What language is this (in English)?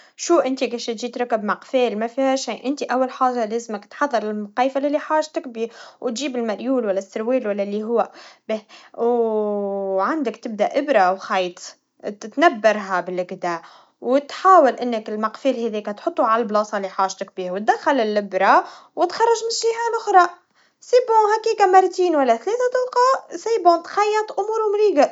Tunisian Arabic